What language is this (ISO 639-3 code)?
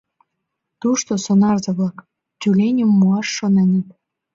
chm